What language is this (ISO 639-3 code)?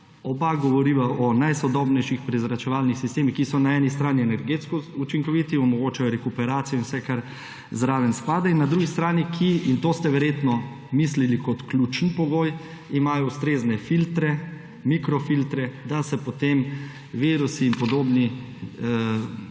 slv